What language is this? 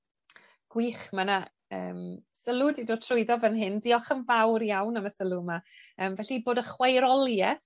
Welsh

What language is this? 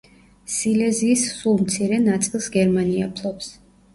Georgian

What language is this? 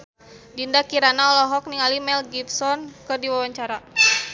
Sundanese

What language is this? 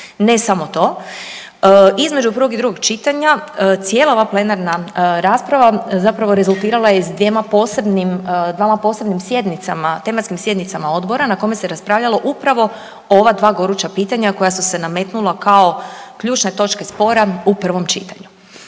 Croatian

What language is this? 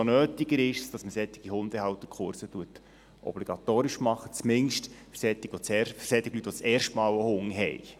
Swiss German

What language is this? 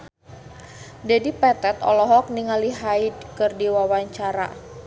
Sundanese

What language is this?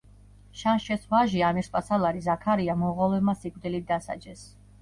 Georgian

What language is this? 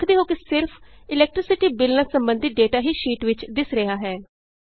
Punjabi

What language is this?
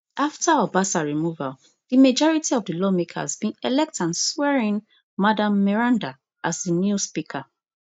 Nigerian Pidgin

